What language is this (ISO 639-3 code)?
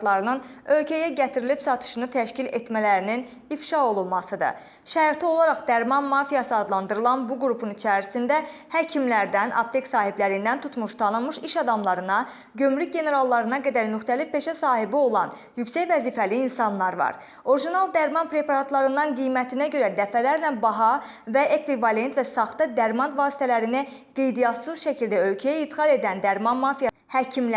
aze